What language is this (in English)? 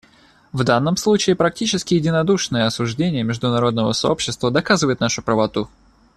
Russian